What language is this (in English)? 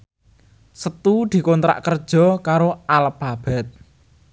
Javanese